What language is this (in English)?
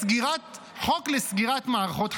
Hebrew